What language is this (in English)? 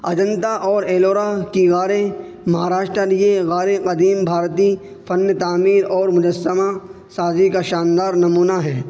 Urdu